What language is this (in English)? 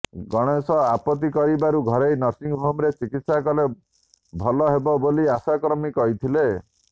Odia